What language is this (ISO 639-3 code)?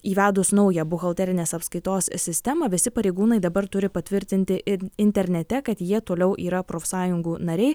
lit